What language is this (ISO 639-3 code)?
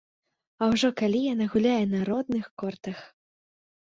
bel